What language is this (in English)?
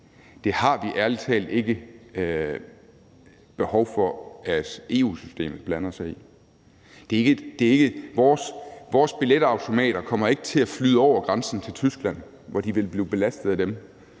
Danish